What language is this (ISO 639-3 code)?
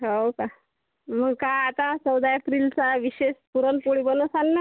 mar